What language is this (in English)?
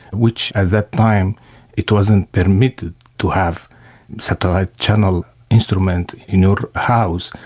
English